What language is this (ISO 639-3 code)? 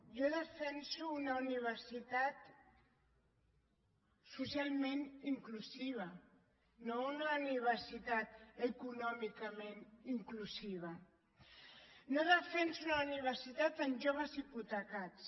cat